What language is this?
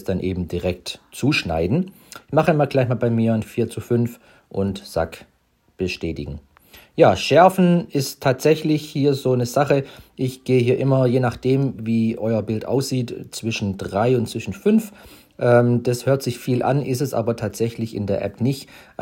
German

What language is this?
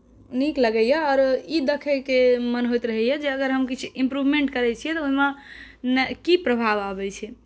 Maithili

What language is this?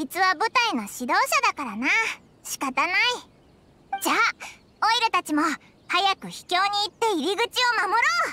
Japanese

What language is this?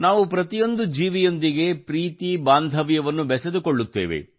Kannada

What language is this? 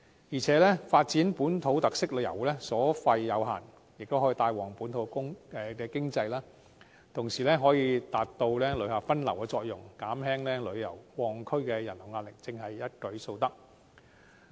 Cantonese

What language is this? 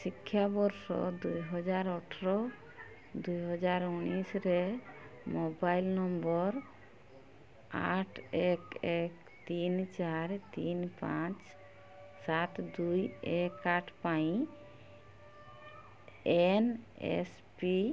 Odia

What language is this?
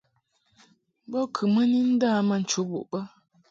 Mungaka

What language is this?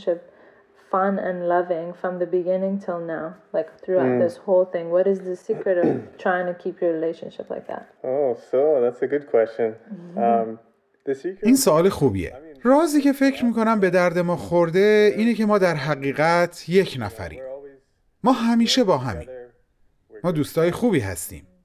Persian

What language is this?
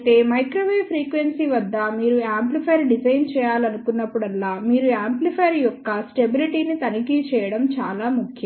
Telugu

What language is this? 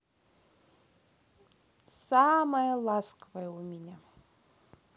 Russian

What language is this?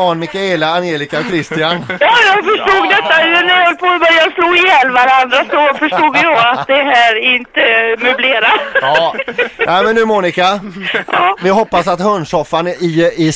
Swedish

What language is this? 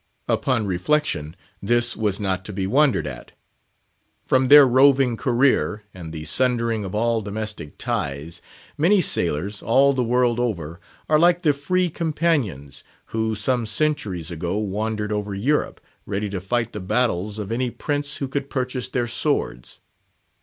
English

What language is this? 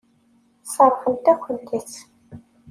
Kabyle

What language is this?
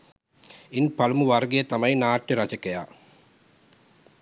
Sinhala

